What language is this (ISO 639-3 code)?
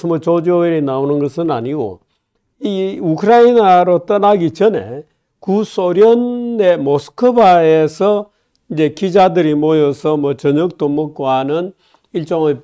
kor